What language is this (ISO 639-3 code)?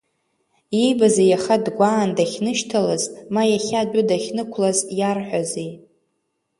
abk